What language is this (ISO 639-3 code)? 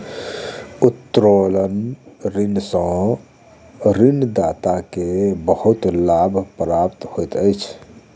mai